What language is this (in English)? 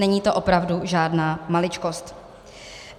Czech